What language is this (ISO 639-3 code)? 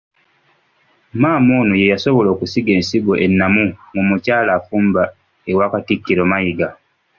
lug